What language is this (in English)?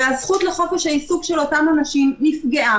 Hebrew